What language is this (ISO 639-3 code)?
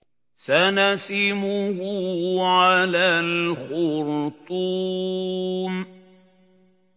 ara